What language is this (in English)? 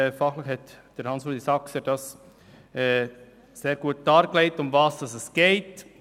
Swiss German